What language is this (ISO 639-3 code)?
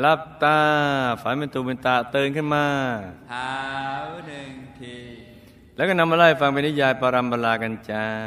tha